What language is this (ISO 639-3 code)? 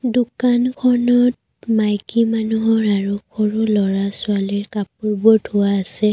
asm